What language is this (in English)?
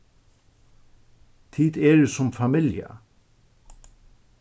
Faroese